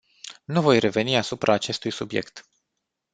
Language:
Romanian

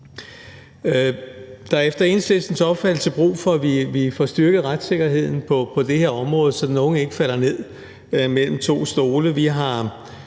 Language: Danish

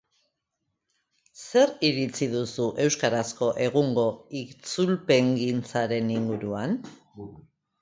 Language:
Basque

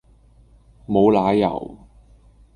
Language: Cantonese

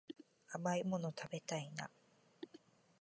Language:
Japanese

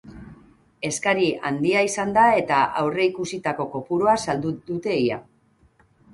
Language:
Basque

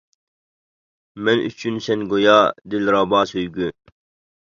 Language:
Uyghur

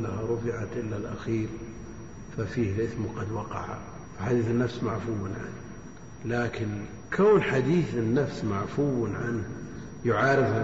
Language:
Arabic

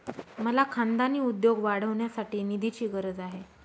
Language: Marathi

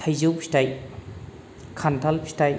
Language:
Bodo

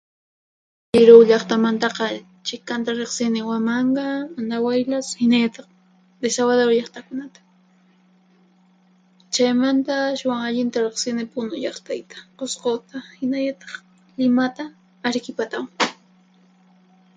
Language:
Puno Quechua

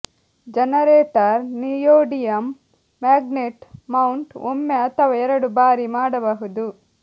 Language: Kannada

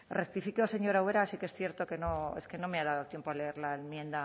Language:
Spanish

